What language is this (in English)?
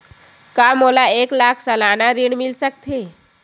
Chhattisgarhi